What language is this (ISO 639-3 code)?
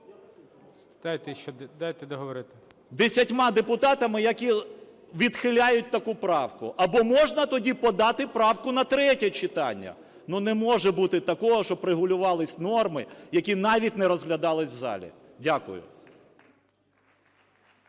ukr